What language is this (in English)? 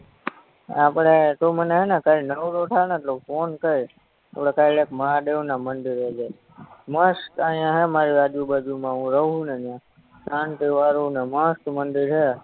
Gujarati